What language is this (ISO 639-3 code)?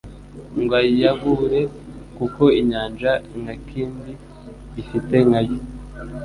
kin